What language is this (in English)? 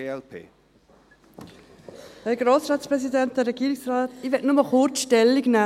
Swiss German